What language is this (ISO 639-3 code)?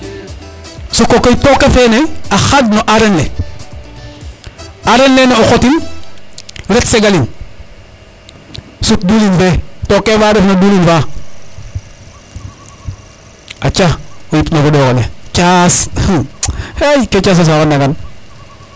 srr